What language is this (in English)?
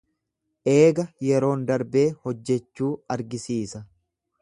Oromo